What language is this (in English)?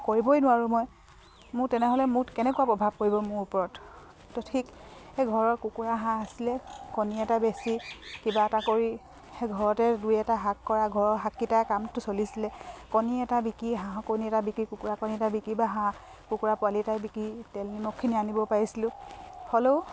Assamese